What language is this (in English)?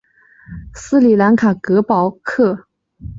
Chinese